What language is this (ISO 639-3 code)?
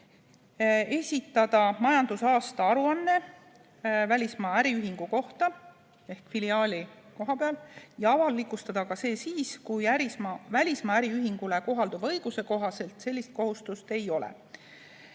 est